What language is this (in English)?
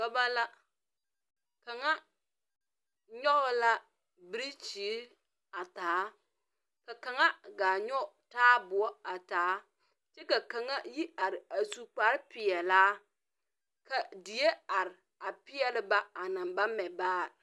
Southern Dagaare